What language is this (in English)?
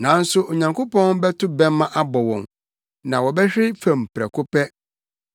Akan